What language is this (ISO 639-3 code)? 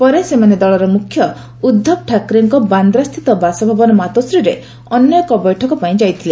ori